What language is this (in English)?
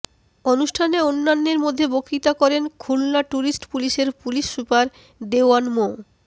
Bangla